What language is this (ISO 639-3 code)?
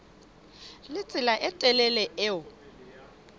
sot